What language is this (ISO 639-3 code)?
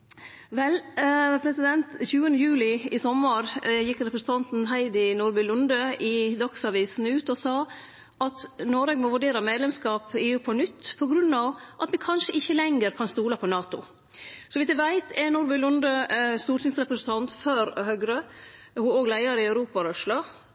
nno